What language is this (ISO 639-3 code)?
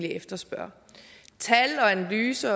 dan